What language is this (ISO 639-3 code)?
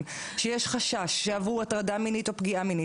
heb